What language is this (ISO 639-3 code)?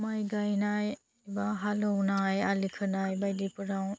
brx